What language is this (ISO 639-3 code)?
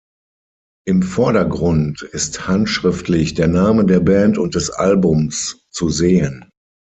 deu